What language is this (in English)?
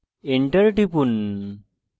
Bangla